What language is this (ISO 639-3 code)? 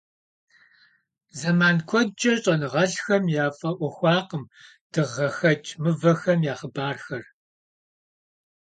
kbd